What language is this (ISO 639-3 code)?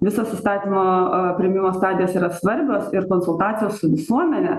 lit